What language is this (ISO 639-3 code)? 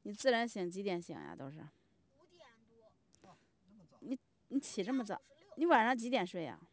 zho